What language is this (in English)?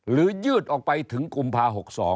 Thai